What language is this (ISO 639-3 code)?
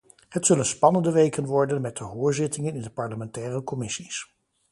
nld